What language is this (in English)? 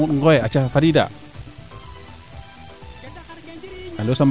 Serer